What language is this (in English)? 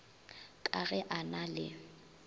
Northern Sotho